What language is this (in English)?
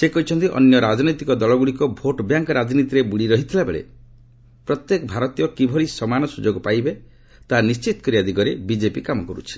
Odia